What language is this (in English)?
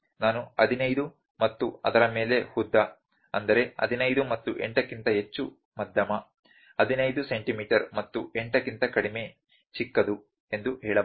Kannada